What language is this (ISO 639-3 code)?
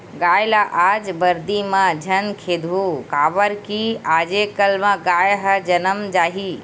hne